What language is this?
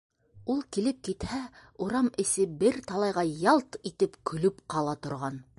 Bashkir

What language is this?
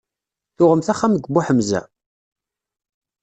Kabyle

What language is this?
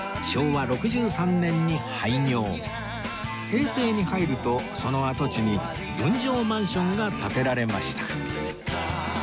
Japanese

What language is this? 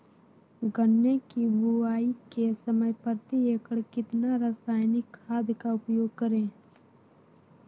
Magahi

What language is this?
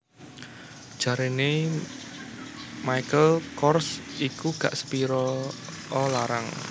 Javanese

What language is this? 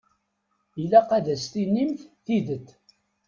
Kabyle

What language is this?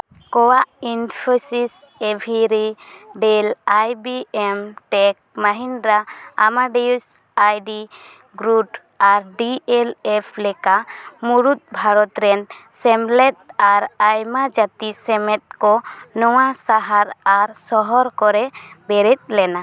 Santali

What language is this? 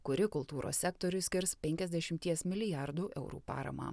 Lithuanian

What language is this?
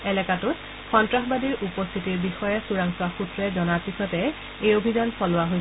Assamese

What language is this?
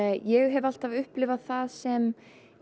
Icelandic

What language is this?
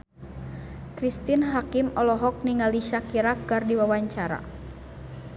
Sundanese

